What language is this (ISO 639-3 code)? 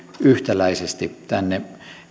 fin